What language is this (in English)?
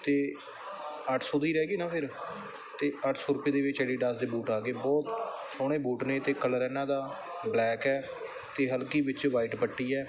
Punjabi